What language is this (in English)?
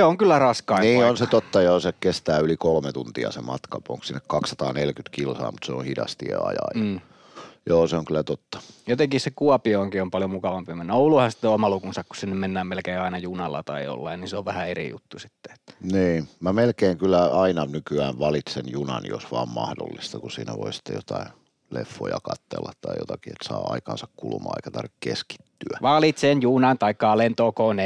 Finnish